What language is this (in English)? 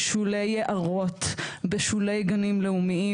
Hebrew